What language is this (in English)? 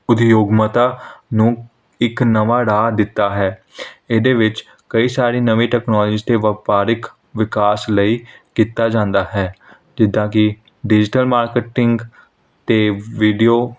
Punjabi